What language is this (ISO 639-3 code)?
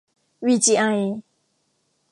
tha